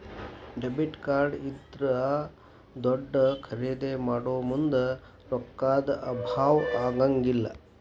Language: Kannada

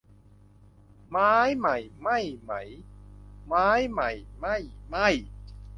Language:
Thai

